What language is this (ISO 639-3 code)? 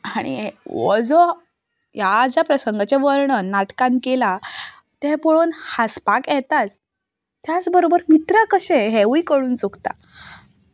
kok